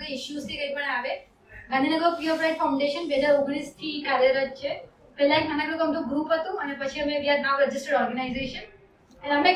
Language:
Gujarati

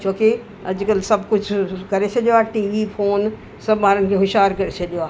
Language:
Sindhi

